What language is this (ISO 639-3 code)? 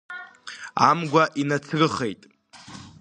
abk